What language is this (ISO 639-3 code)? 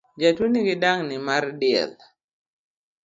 luo